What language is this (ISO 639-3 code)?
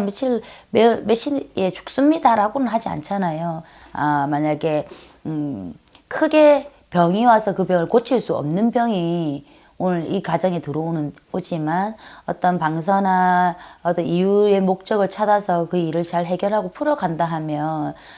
kor